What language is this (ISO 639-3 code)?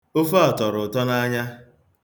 ibo